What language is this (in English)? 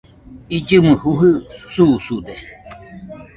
Nüpode Huitoto